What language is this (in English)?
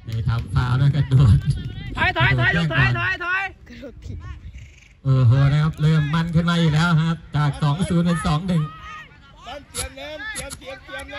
Thai